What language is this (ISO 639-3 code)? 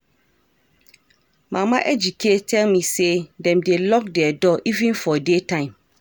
pcm